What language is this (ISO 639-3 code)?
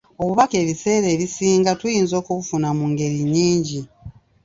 lug